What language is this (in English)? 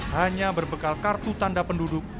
Indonesian